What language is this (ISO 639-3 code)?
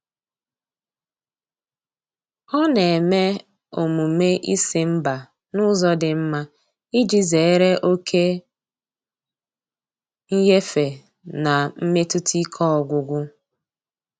ibo